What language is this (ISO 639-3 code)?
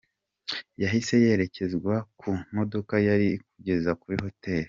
kin